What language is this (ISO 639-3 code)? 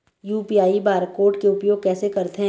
hne